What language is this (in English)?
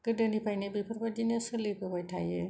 Bodo